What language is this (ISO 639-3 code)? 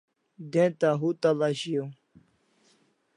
kls